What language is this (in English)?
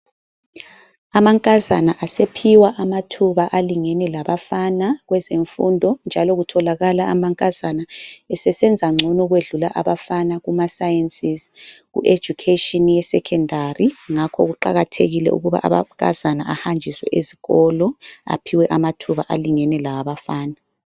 North Ndebele